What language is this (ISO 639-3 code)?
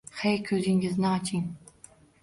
uzb